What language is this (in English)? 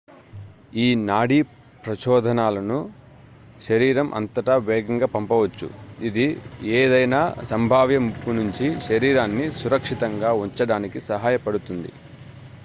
Telugu